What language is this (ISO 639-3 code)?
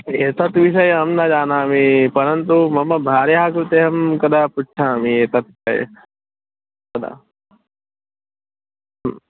san